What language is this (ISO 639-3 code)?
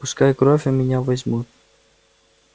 rus